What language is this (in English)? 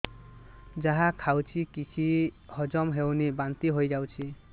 Odia